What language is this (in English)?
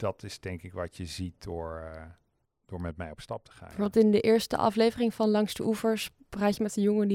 Dutch